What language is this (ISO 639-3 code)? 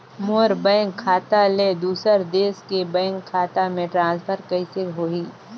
hne